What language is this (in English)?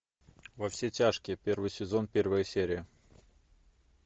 Russian